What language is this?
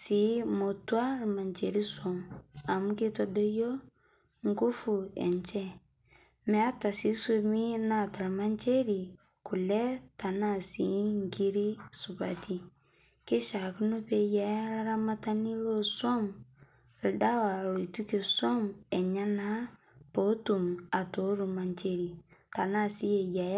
Masai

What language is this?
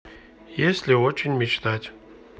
Russian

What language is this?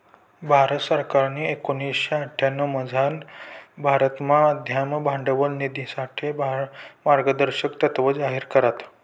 Marathi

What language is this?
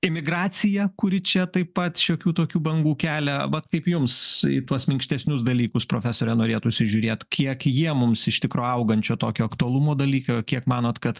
Lithuanian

